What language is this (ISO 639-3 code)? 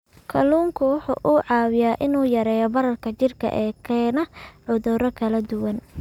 som